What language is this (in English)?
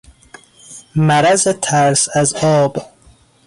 Persian